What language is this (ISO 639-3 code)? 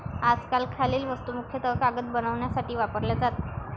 mar